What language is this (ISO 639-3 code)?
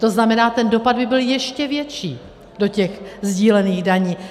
ces